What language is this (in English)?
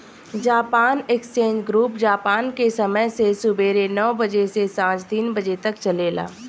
Bhojpuri